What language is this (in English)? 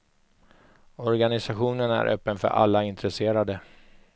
Swedish